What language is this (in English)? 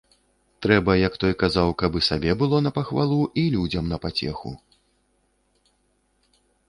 Belarusian